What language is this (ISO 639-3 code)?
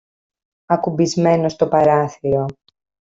ell